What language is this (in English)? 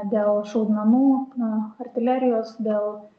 Lithuanian